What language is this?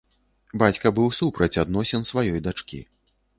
Belarusian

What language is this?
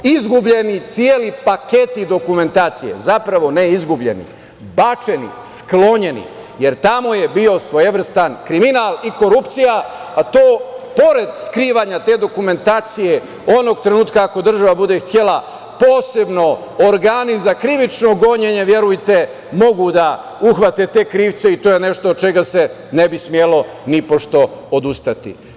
Serbian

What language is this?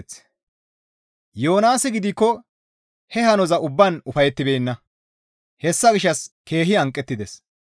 Gamo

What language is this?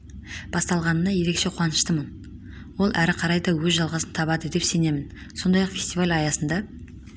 Kazakh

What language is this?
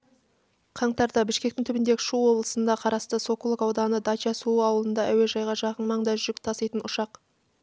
Kazakh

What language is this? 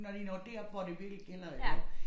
Danish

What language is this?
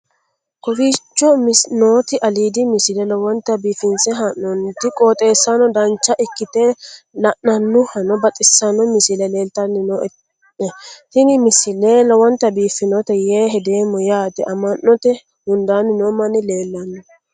Sidamo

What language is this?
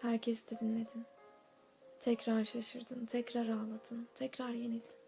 Turkish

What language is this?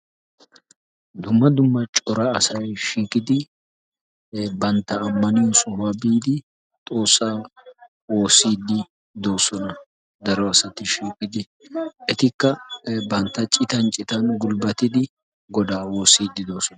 Wolaytta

